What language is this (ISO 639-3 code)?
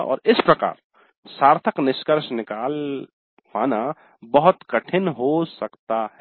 hin